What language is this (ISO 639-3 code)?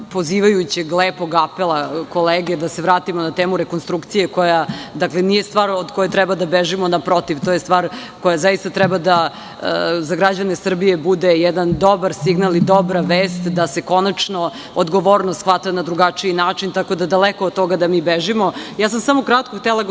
srp